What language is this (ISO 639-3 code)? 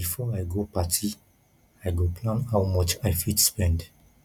pcm